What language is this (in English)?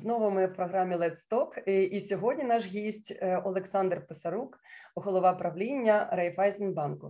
Ukrainian